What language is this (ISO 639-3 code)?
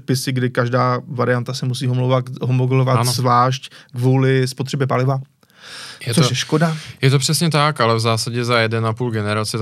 ces